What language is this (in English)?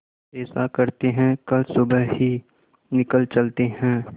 Hindi